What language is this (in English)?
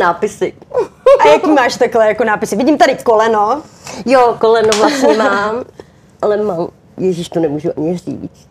Czech